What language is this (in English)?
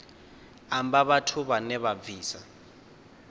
Venda